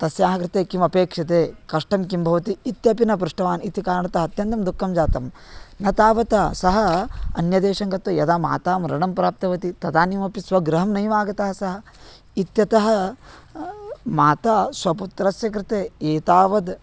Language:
Sanskrit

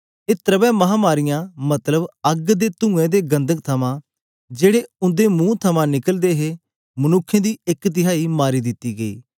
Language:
Dogri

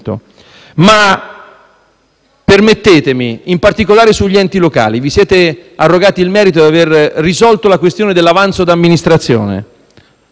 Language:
Italian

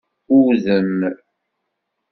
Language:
Kabyle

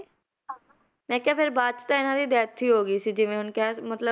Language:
Punjabi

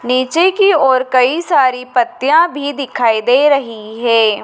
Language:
Hindi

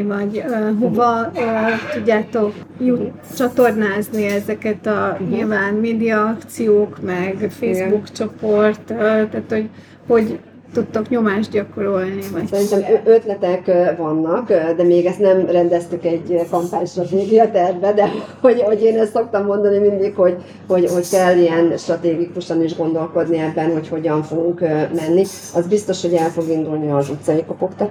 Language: Hungarian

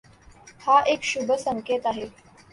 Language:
Marathi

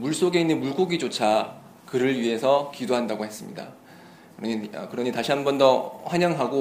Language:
Korean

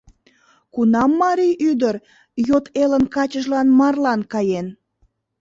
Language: Mari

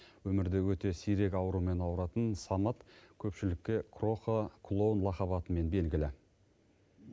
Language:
Kazakh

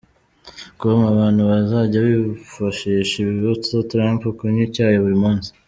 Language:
Kinyarwanda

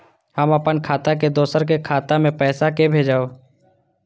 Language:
Maithili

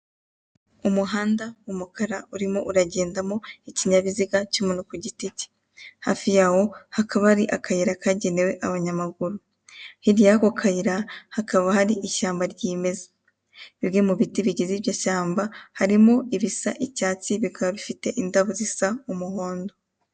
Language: Kinyarwanda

